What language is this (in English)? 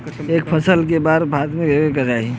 Bhojpuri